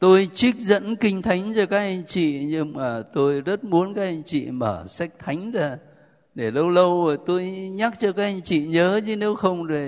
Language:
Vietnamese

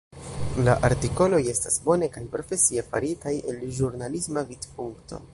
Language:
Esperanto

